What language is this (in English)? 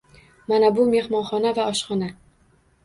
Uzbek